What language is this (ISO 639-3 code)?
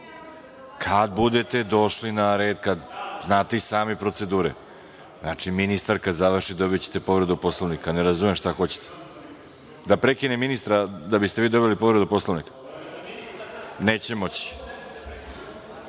srp